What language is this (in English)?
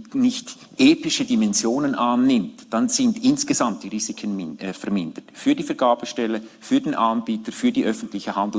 German